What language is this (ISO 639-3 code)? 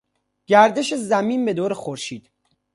fas